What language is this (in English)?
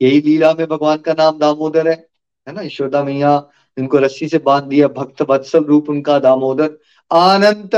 Hindi